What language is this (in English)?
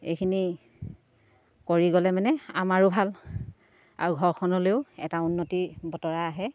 Assamese